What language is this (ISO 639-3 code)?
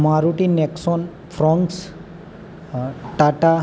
guj